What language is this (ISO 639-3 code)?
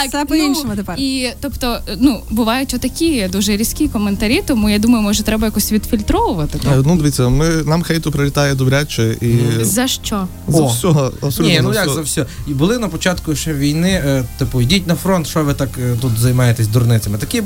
ukr